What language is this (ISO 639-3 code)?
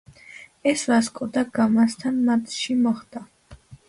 kat